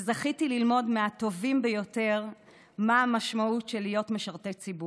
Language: Hebrew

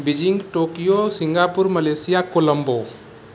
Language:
Maithili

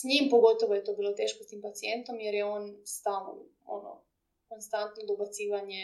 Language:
Croatian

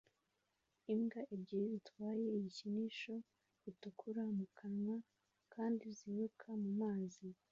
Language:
Kinyarwanda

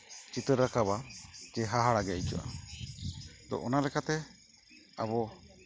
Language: Santali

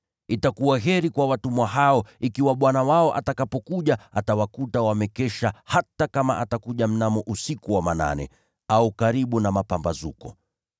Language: Swahili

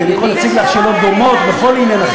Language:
Hebrew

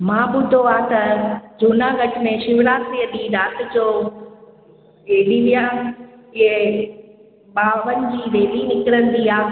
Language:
Sindhi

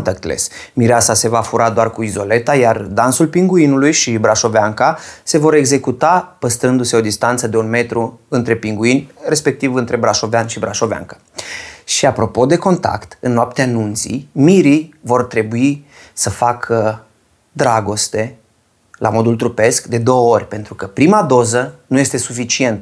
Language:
Romanian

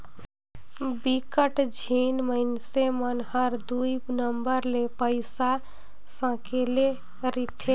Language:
Chhattisgarhi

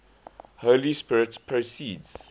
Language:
English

